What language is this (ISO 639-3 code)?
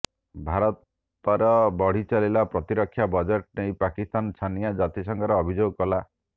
ori